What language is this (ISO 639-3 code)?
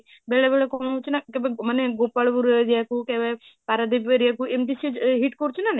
ori